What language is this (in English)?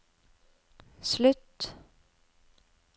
Norwegian